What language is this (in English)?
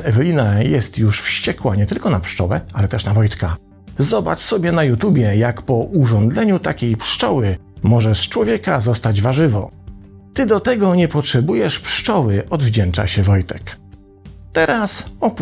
Polish